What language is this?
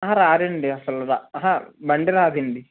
Telugu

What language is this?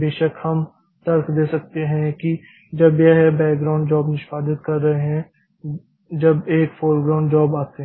Hindi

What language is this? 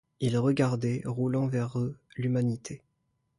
French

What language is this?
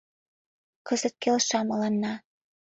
Mari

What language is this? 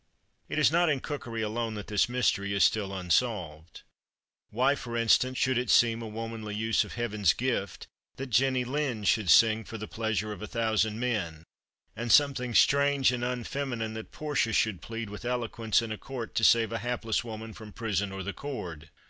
English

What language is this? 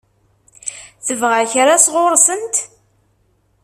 Kabyle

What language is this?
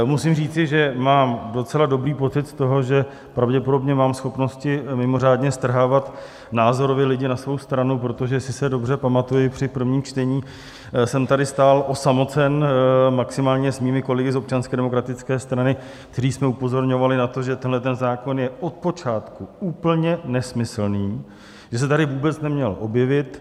Czech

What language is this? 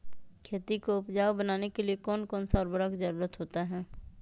Magahi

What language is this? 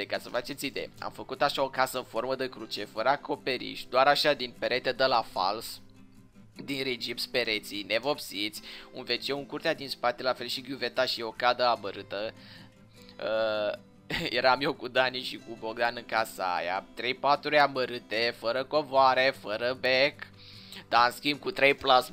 Romanian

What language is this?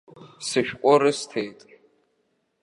Abkhazian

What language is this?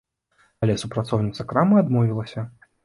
Belarusian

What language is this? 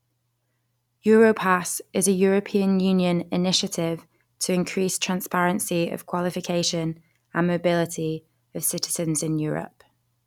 English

